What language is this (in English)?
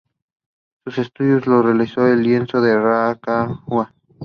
English